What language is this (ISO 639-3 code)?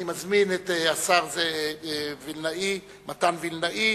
heb